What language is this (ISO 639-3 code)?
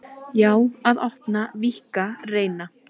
isl